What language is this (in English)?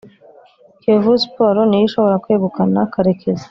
Kinyarwanda